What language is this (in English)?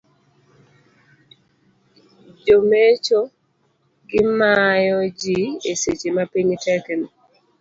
Luo (Kenya and Tanzania)